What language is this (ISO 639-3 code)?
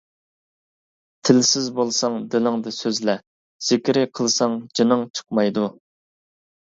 uig